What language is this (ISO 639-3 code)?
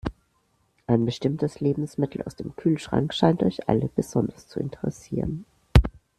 deu